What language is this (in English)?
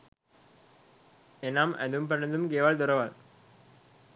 Sinhala